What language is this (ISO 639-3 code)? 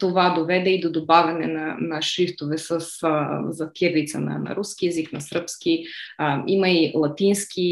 bul